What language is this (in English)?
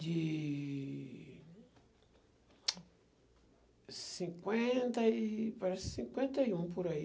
Portuguese